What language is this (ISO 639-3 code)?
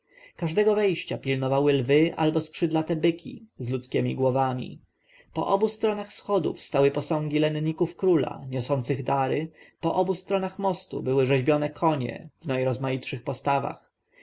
pol